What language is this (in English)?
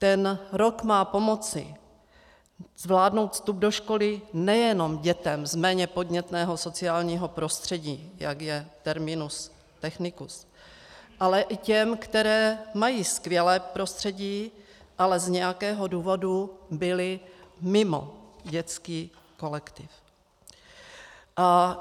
Czech